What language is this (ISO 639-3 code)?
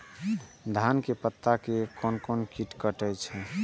mai